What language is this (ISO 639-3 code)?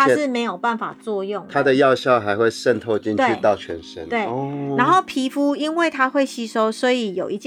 zho